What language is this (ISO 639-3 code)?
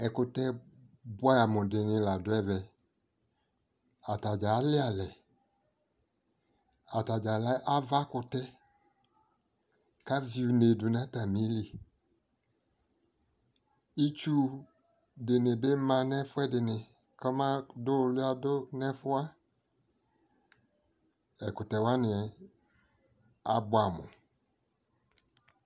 kpo